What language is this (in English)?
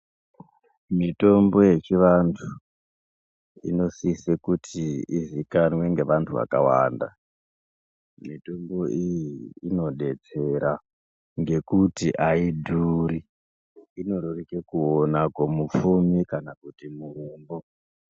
Ndau